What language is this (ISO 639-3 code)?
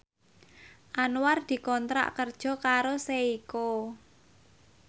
jav